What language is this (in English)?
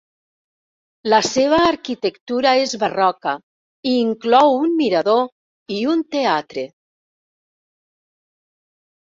Catalan